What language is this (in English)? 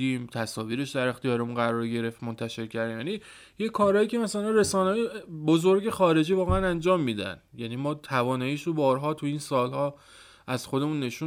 Persian